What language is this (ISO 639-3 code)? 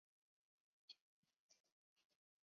zho